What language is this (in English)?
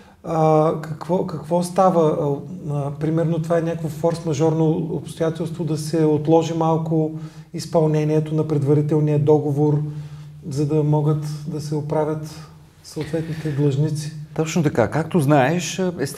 Bulgarian